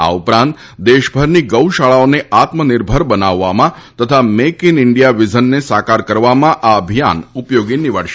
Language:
Gujarati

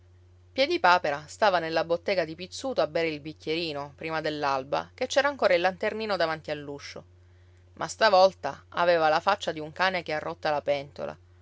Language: Italian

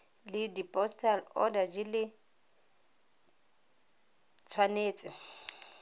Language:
Tswana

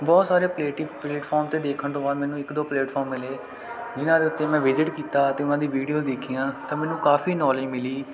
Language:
Punjabi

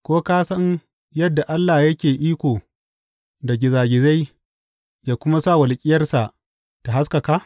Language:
Hausa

